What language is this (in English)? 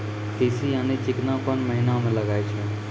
Maithili